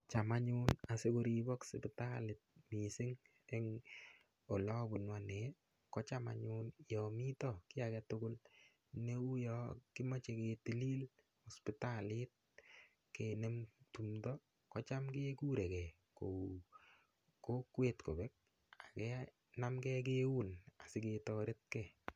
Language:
Kalenjin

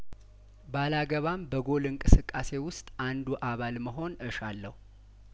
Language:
Amharic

